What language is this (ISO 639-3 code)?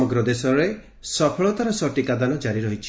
ori